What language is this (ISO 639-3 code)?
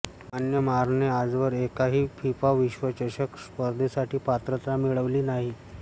mar